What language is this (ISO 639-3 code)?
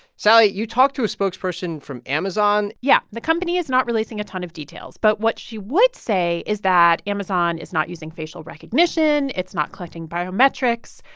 eng